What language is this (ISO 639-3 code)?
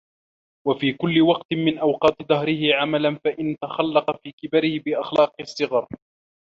ara